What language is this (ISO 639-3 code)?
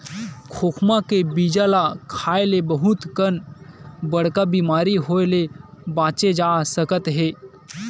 hne